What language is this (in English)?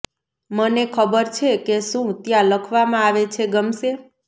Gujarati